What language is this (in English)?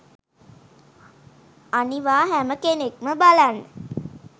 Sinhala